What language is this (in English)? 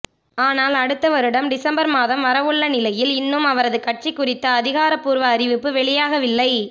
Tamil